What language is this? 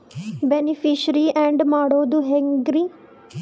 Kannada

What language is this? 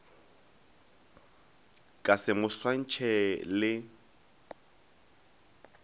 Northern Sotho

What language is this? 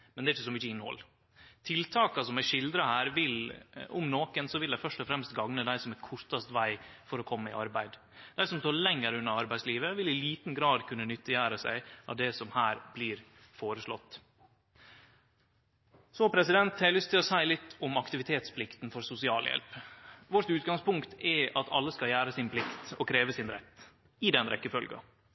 Norwegian Nynorsk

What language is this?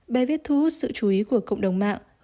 Vietnamese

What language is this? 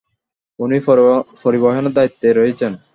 Bangla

